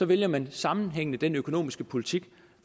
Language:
Danish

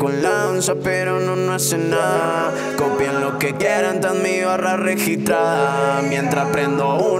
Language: Spanish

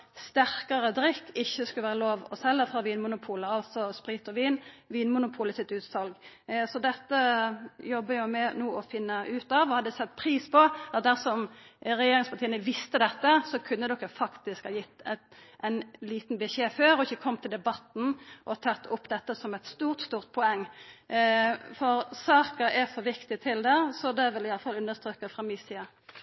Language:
Norwegian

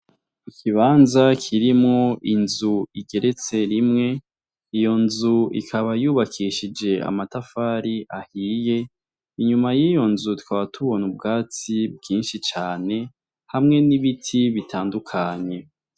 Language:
Rundi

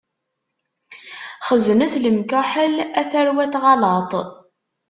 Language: Kabyle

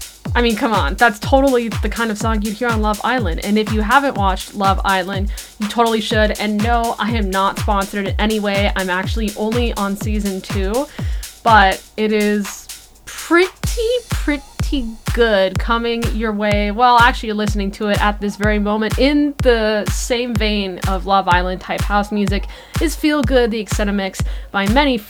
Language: English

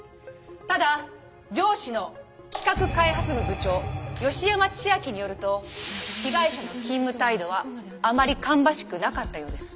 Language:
Japanese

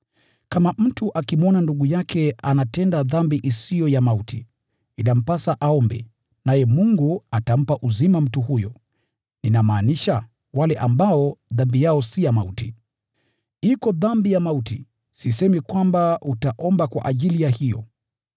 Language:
Swahili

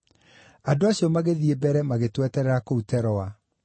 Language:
Kikuyu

